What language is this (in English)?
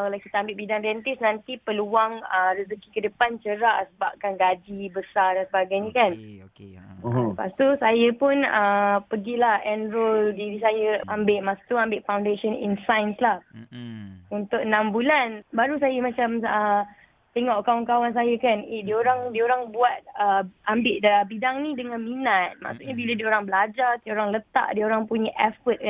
Malay